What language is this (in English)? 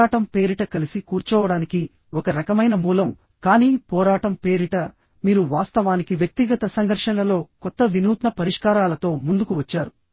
Telugu